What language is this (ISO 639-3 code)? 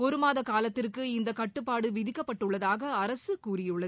tam